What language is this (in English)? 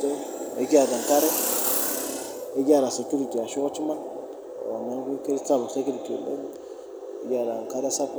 Masai